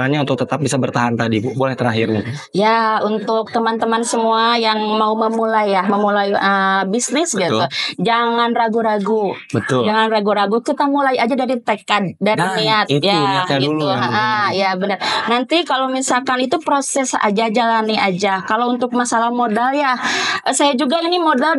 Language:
Indonesian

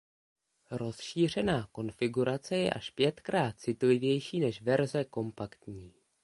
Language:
Czech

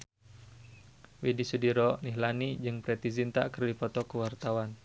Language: Sundanese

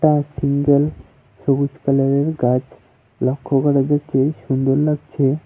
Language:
Bangla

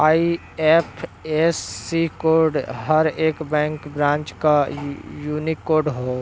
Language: Bhojpuri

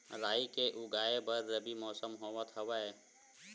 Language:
Chhattisgarhi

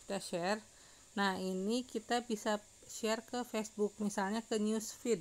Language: Indonesian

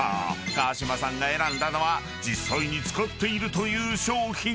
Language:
Japanese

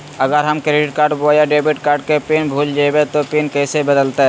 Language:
Magahi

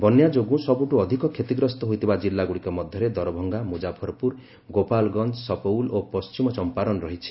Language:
Odia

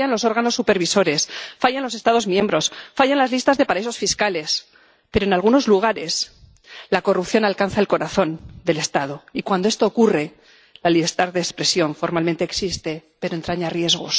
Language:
Spanish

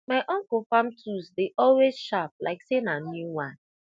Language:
Nigerian Pidgin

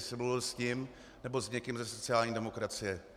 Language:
Czech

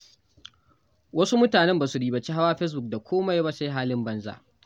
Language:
Hausa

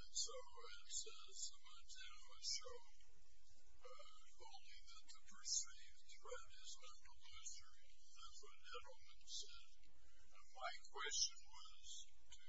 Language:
English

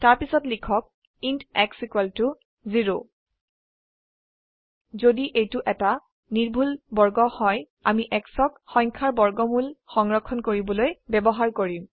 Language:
Assamese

